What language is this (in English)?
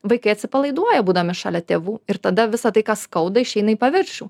Lithuanian